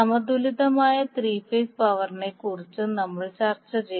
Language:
Malayalam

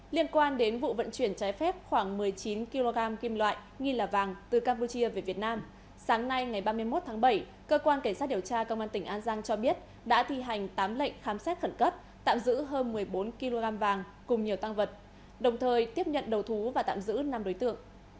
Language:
Vietnamese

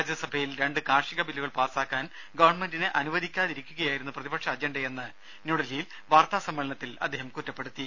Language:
Malayalam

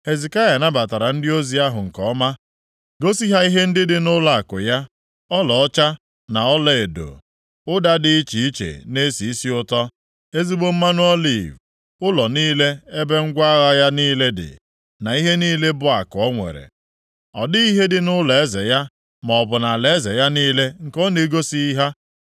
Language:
Igbo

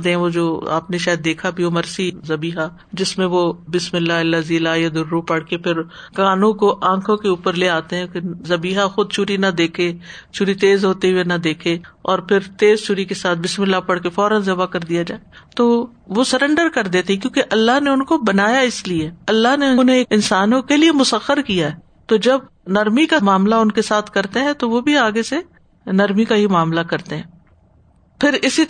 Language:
Urdu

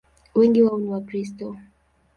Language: Swahili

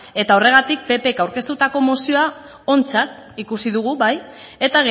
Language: Basque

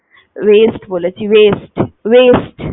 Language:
Bangla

